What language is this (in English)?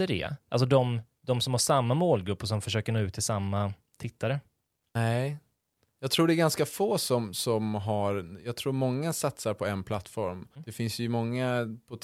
Swedish